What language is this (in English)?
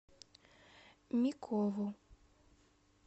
Russian